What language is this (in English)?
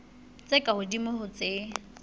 Southern Sotho